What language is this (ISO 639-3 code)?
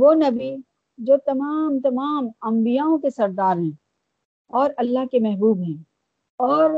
urd